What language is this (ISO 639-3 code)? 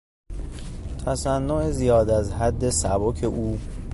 fas